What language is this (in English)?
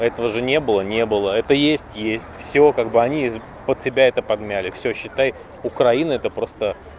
Russian